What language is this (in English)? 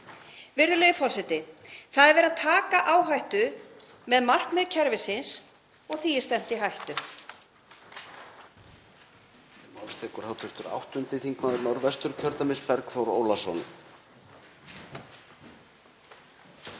Icelandic